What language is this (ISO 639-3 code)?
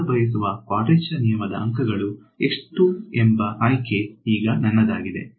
kan